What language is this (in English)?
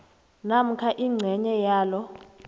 South Ndebele